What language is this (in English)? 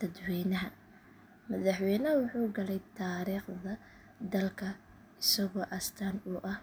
Somali